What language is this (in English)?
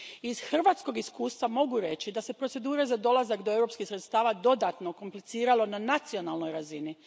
Croatian